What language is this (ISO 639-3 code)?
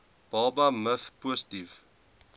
afr